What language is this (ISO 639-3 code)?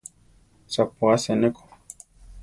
tar